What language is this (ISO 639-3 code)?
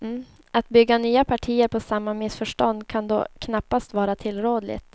swe